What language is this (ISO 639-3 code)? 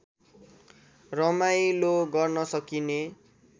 nep